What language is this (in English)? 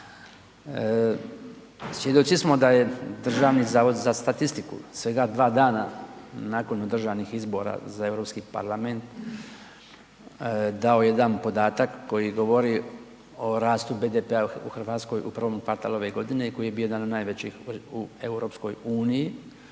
Croatian